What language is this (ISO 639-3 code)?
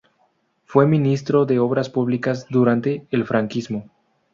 spa